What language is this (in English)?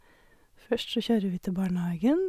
Norwegian